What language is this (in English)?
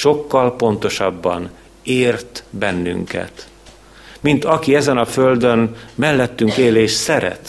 Hungarian